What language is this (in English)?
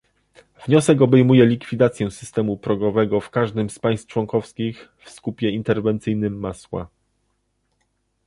Polish